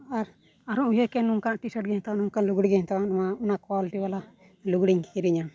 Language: Santali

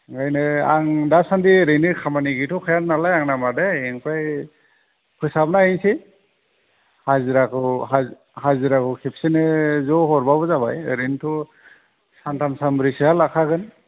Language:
Bodo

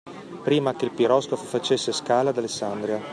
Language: Italian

